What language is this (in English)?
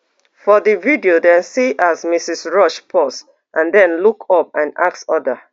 Nigerian Pidgin